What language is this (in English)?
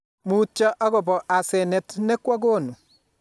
Kalenjin